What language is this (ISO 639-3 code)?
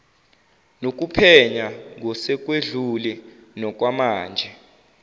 zul